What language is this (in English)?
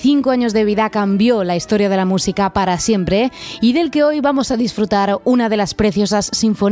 Spanish